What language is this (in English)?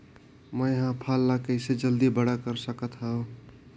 Chhattisgarhi